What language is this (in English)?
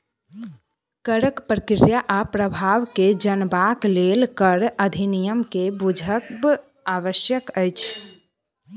Maithili